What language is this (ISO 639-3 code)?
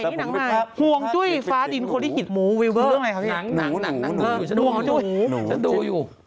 tha